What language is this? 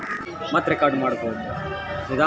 Kannada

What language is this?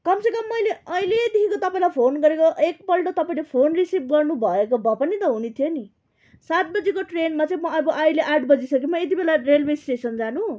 Nepali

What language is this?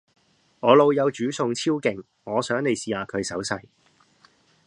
Cantonese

